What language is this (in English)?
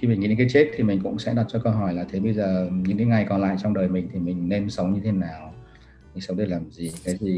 Vietnamese